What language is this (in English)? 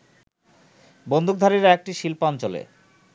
Bangla